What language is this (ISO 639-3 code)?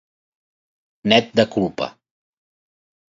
cat